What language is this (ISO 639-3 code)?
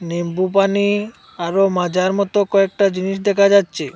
ben